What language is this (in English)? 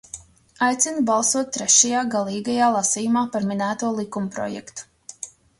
Latvian